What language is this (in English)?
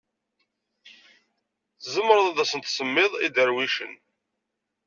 Kabyle